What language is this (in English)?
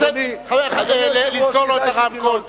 Hebrew